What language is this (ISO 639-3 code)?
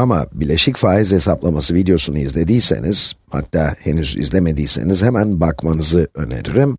tur